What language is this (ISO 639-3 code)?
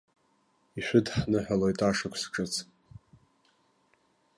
abk